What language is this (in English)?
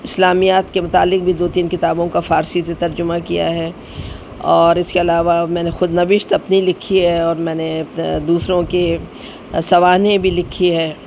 Urdu